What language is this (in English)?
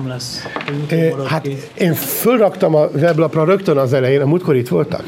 Hungarian